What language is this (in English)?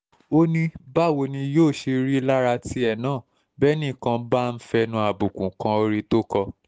Yoruba